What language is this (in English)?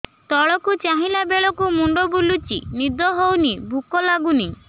Odia